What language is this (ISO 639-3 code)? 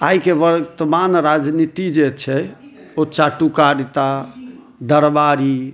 mai